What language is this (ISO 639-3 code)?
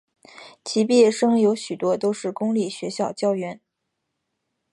zho